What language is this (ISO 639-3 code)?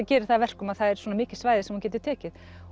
isl